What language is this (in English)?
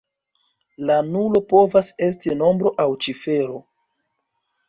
Esperanto